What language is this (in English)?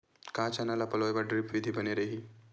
Chhattisgarhi